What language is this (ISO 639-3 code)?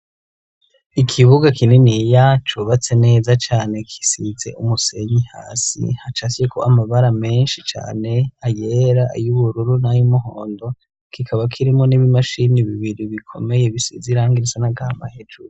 run